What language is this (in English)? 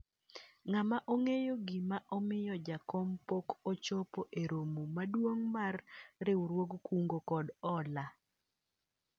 Luo (Kenya and Tanzania)